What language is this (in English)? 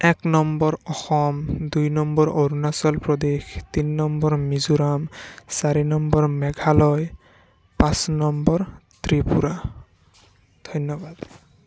Assamese